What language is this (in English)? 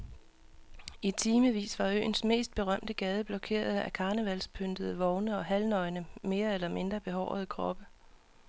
Danish